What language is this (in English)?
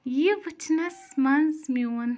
Kashmiri